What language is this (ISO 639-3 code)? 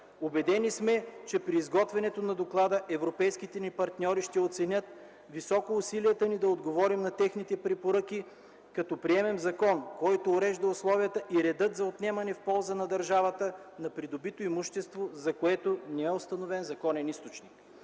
bul